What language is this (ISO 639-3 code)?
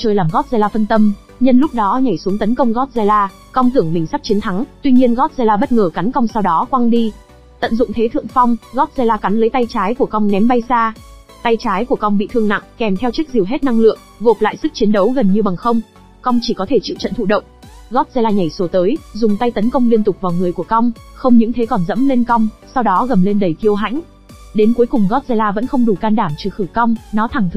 vie